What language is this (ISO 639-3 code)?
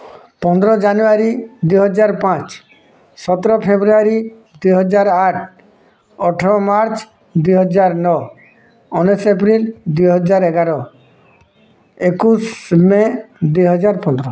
ori